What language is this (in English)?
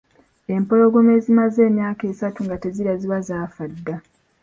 Ganda